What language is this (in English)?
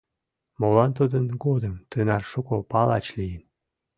Mari